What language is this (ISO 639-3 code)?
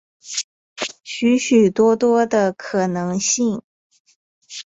zho